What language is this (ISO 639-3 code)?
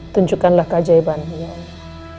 ind